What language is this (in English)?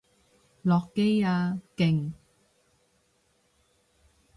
Cantonese